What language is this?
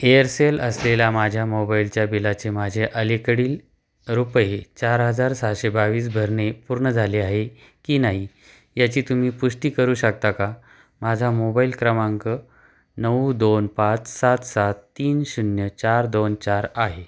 Marathi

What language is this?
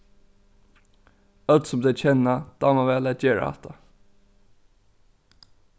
Faroese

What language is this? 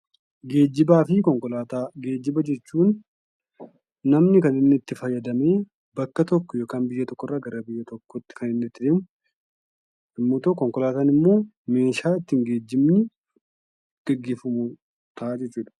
Oromo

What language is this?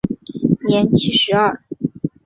Chinese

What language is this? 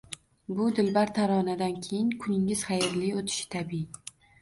Uzbek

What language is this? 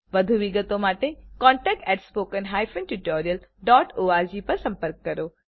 Gujarati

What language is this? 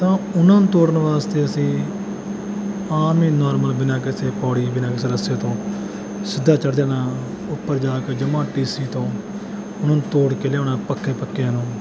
Punjabi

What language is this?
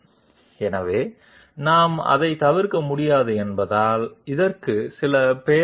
Telugu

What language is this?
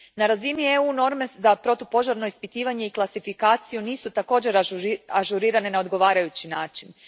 Croatian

